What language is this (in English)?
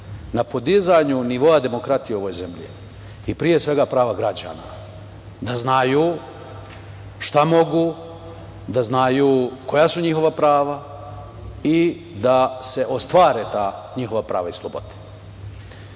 Serbian